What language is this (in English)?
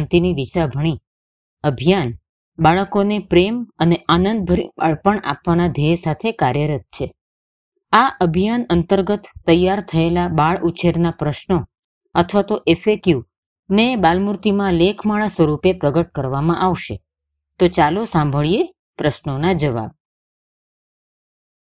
Gujarati